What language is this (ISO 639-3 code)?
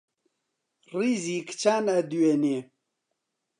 ckb